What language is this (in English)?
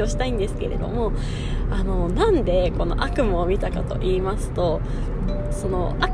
Japanese